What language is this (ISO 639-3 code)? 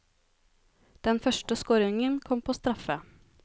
nor